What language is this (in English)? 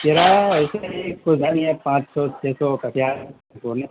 Urdu